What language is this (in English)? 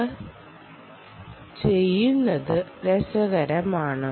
Malayalam